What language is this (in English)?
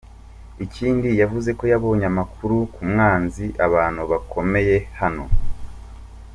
Kinyarwanda